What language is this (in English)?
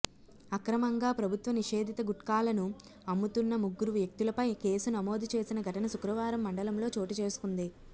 Telugu